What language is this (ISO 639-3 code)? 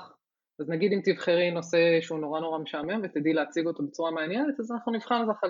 heb